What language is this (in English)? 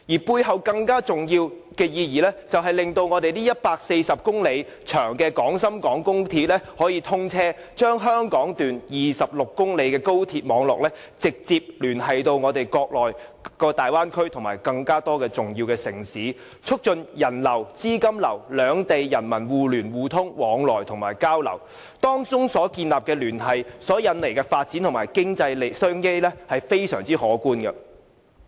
Cantonese